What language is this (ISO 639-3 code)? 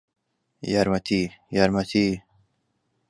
ckb